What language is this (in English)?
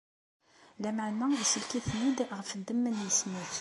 Kabyle